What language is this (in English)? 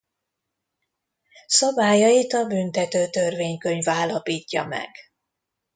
Hungarian